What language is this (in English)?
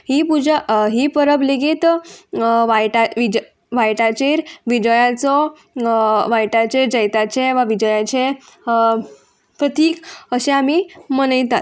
Konkani